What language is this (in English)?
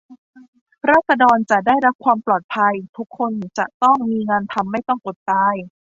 Thai